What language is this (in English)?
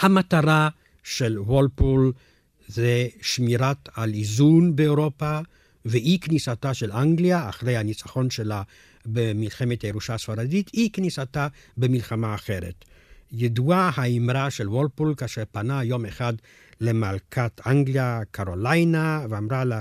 Hebrew